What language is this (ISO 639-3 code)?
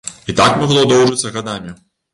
bel